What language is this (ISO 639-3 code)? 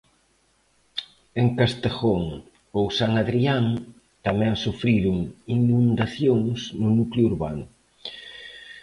glg